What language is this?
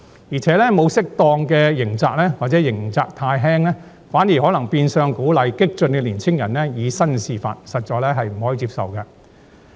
Cantonese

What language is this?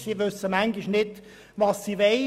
Swiss German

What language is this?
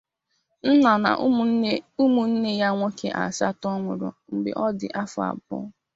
Igbo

